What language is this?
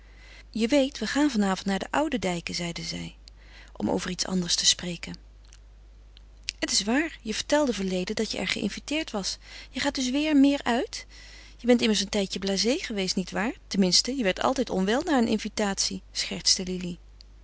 Dutch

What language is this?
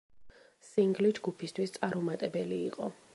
Georgian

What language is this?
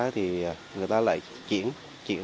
Vietnamese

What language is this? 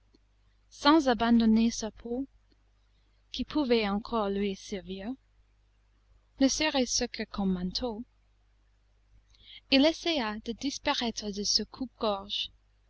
French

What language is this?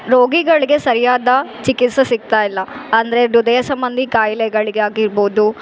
Kannada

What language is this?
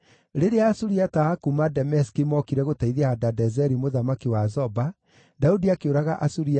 Kikuyu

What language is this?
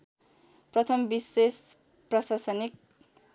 Nepali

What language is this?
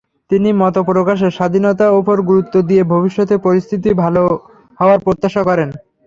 Bangla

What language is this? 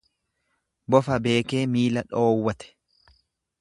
Oromo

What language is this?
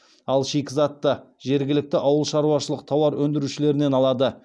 Kazakh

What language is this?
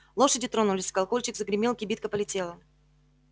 Russian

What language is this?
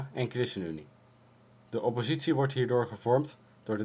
Dutch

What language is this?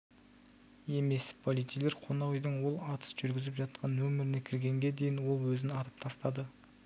Kazakh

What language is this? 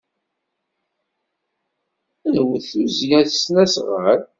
Kabyle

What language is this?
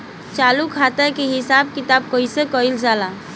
Bhojpuri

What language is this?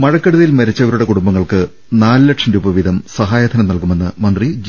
Malayalam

